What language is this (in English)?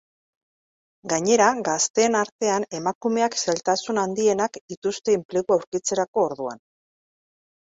Basque